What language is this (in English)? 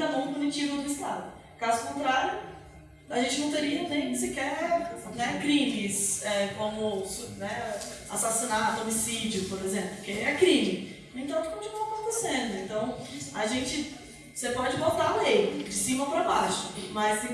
Portuguese